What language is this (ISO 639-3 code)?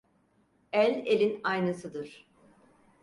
tur